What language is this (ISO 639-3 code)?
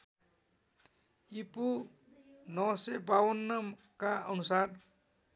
nep